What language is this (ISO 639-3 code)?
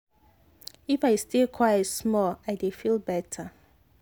pcm